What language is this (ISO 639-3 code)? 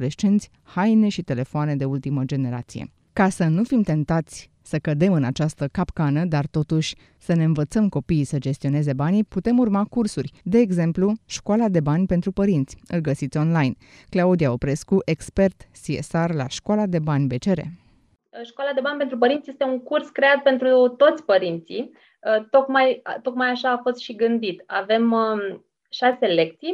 ron